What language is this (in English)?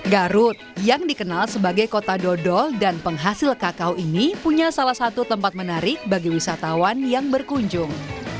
Indonesian